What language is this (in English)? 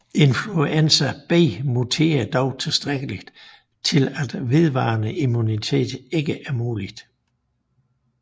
Danish